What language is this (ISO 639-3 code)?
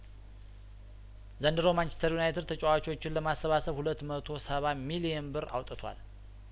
amh